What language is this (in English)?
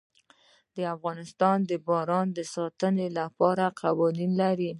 Pashto